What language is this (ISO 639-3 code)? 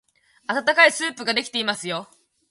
jpn